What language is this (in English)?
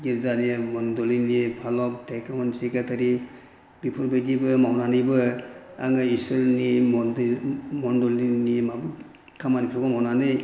Bodo